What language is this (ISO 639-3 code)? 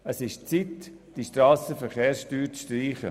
gsw